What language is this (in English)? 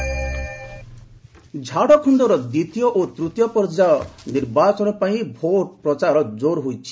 Odia